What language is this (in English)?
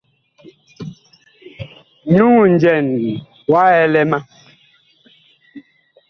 Bakoko